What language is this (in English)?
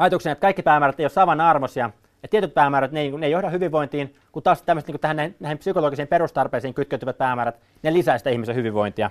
Finnish